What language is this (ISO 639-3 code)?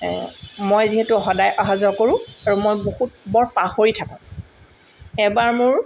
asm